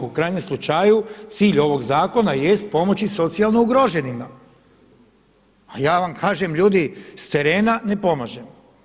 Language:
Croatian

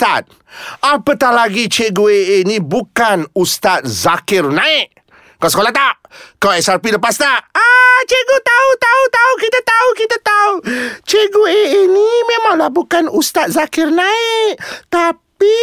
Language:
Malay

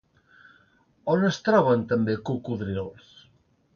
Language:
Catalan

